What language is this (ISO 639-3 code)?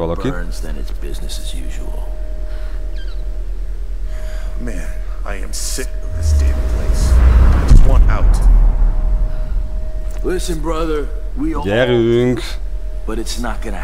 hun